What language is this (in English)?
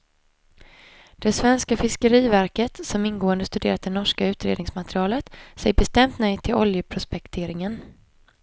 Swedish